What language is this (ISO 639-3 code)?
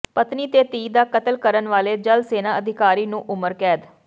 pan